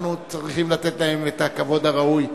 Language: Hebrew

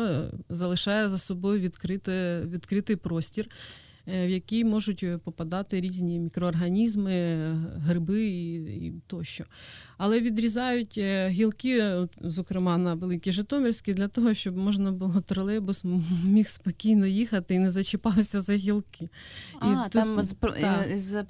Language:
Ukrainian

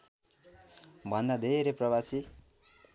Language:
Nepali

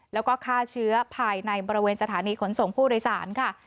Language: Thai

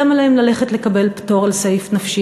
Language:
Hebrew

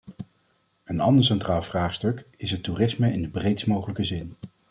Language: Dutch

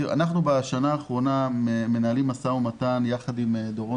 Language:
Hebrew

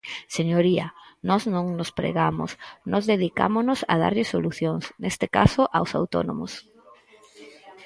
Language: Galician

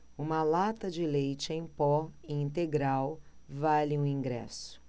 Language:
Portuguese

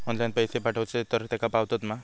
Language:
Marathi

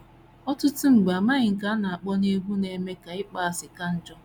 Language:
Igbo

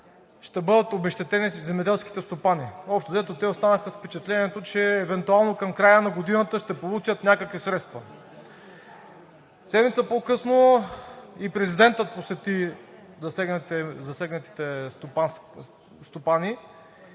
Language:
Bulgarian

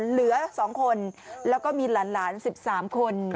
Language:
Thai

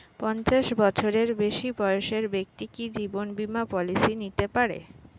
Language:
Bangla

